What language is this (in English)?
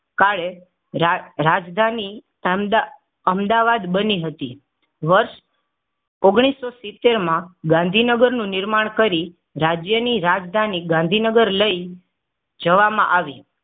Gujarati